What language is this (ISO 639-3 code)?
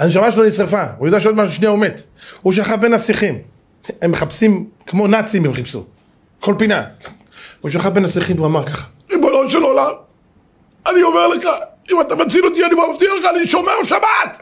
heb